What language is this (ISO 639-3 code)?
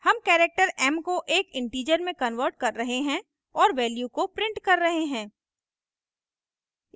hin